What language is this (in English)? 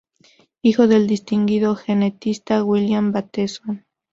Spanish